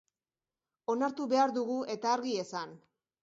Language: Basque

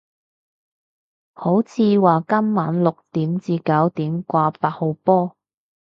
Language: Cantonese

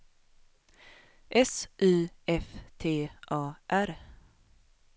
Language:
Swedish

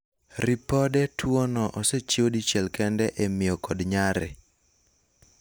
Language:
Luo (Kenya and Tanzania)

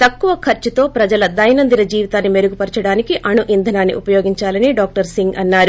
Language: Telugu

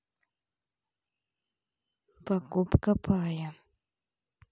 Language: Russian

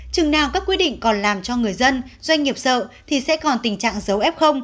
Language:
Vietnamese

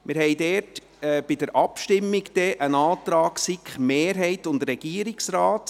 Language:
Swiss German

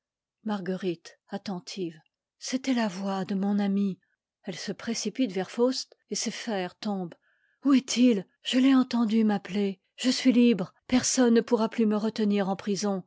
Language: French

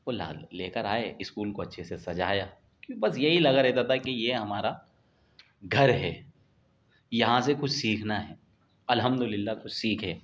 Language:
Urdu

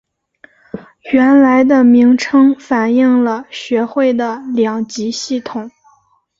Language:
Chinese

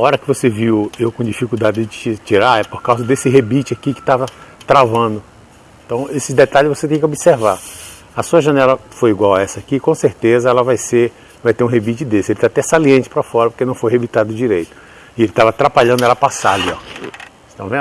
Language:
Portuguese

